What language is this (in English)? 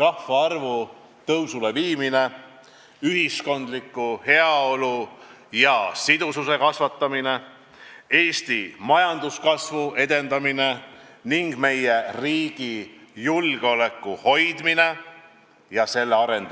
Estonian